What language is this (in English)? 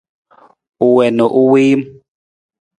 Nawdm